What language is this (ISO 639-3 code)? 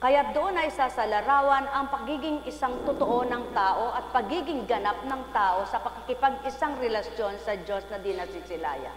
fil